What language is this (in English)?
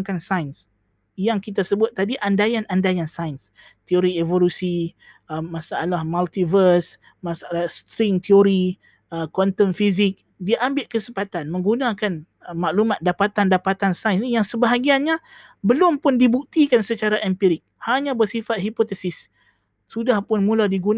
Malay